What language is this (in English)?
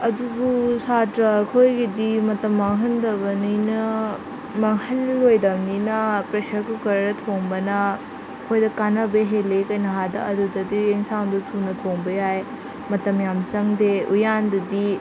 Manipuri